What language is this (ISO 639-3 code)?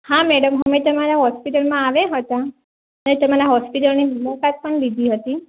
guj